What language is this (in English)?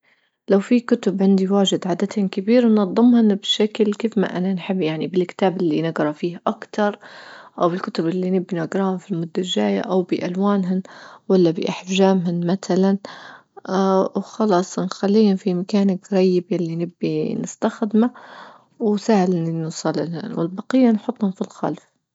Libyan Arabic